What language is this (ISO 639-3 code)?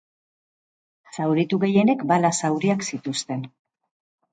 eus